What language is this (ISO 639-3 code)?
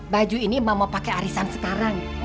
ind